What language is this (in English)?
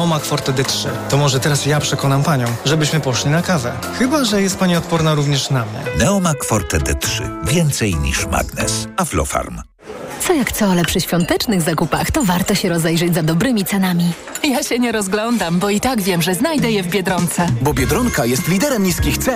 Polish